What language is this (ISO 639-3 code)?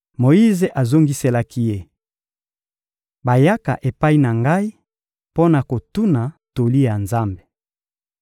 lin